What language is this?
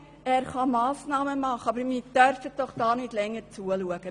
Swiss German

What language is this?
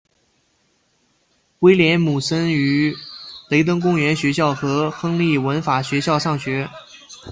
Chinese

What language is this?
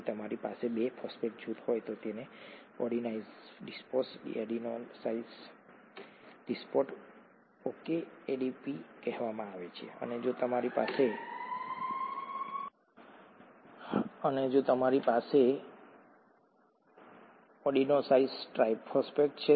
Gujarati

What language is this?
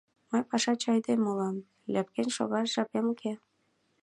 Mari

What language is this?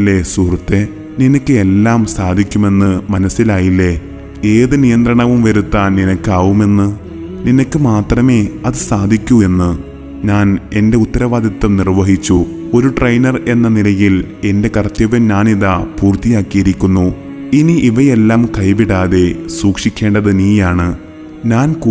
Malayalam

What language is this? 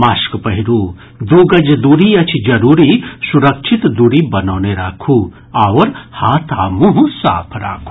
Maithili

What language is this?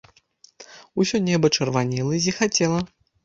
Belarusian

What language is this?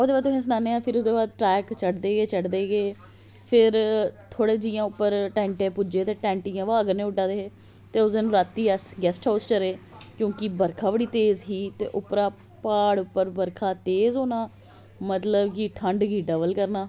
Dogri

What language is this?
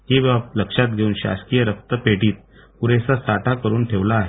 Marathi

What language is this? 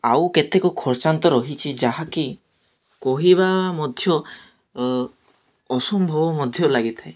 Odia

